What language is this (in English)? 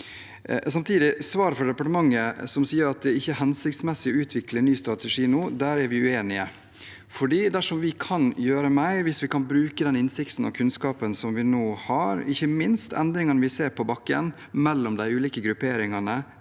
Norwegian